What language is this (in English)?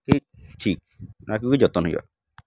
Santali